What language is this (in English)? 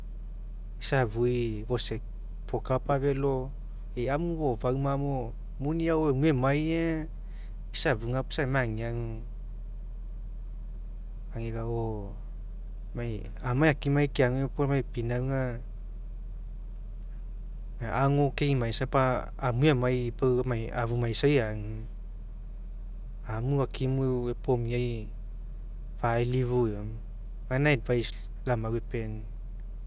Mekeo